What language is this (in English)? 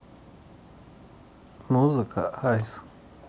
Russian